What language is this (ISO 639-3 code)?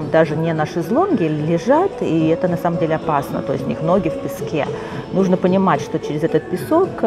rus